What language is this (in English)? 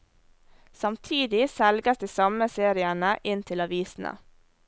Norwegian